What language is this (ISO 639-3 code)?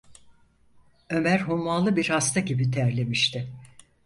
tur